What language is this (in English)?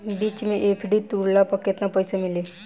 Bhojpuri